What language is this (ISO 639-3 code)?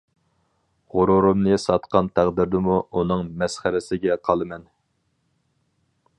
uig